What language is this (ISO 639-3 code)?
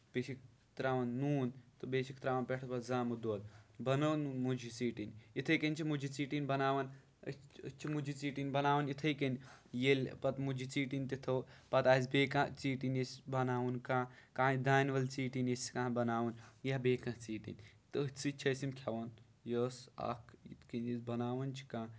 kas